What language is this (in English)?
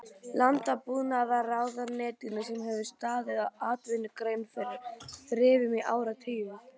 Icelandic